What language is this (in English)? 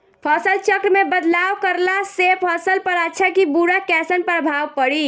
Bhojpuri